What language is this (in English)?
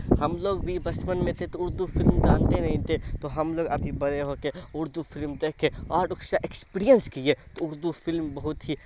Urdu